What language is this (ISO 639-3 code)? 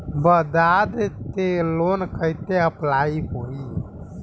bho